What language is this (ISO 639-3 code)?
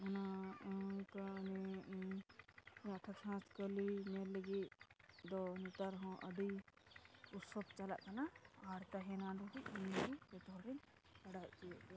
sat